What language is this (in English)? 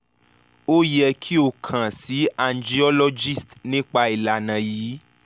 Yoruba